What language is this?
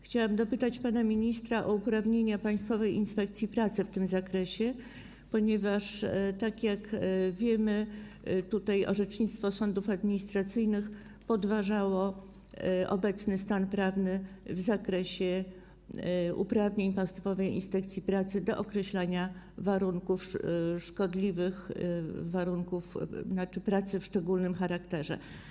Polish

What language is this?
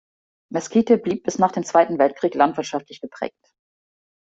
German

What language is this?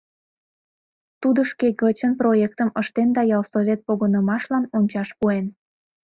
Mari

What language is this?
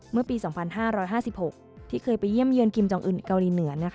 Thai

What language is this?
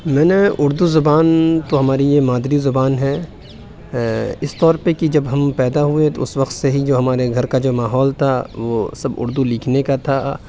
Urdu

